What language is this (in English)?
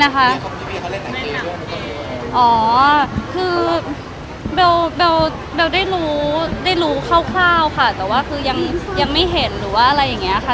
Thai